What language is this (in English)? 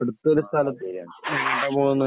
Malayalam